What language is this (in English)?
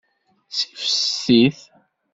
Kabyle